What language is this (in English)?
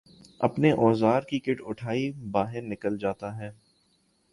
Urdu